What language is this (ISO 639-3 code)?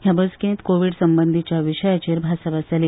kok